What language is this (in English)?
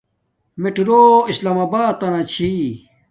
Domaaki